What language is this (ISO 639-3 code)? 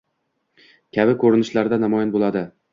uzb